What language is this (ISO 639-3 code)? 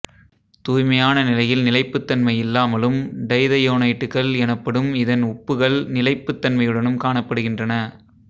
tam